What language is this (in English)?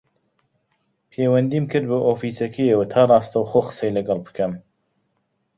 Central Kurdish